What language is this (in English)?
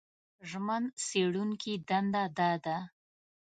Pashto